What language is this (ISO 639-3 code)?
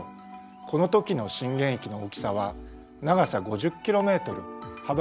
jpn